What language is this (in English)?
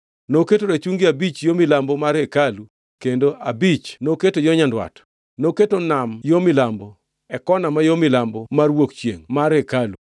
Luo (Kenya and Tanzania)